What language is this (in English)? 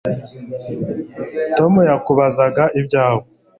Kinyarwanda